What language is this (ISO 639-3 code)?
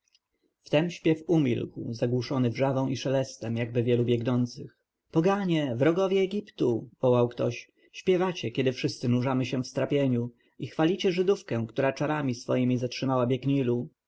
pol